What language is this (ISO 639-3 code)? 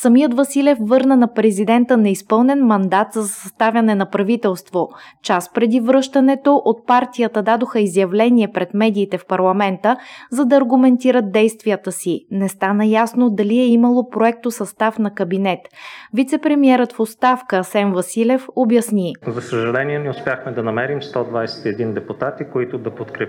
bul